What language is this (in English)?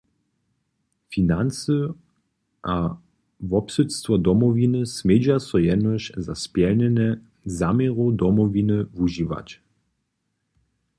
Upper Sorbian